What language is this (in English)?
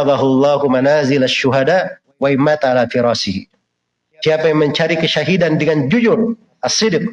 Indonesian